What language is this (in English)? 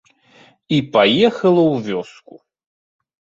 Belarusian